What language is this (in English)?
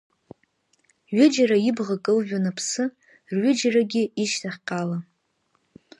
Abkhazian